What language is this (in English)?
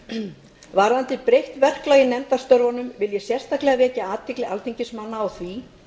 Icelandic